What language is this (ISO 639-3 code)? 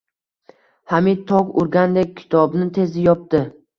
uzb